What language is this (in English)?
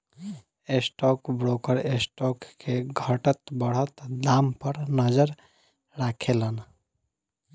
Bhojpuri